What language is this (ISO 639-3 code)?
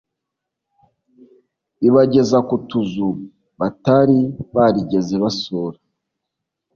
kin